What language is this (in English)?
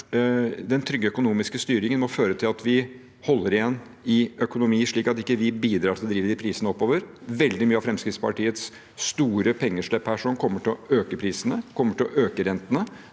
Norwegian